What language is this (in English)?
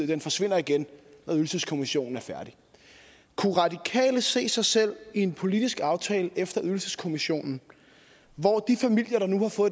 Danish